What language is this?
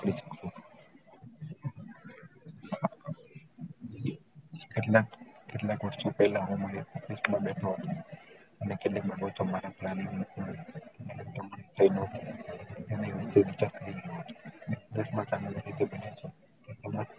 Gujarati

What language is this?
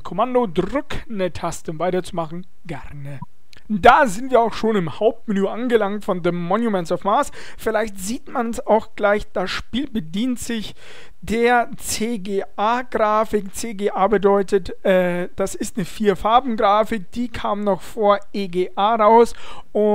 German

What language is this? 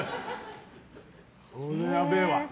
Japanese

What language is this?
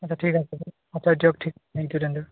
Assamese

